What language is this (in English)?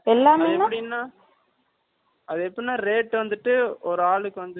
Tamil